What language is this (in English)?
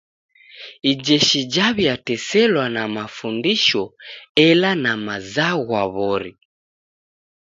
Taita